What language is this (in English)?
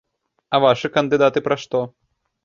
Belarusian